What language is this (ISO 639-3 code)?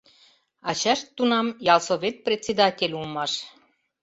chm